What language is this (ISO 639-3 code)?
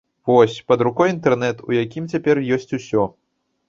bel